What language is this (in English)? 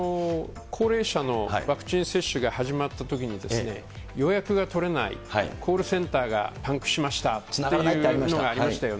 Japanese